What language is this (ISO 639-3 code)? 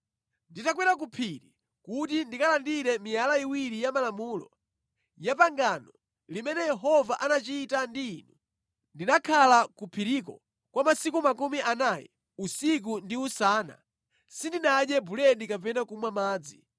nya